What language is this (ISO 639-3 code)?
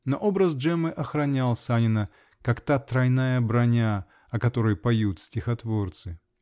rus